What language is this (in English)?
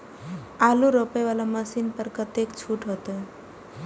Maithili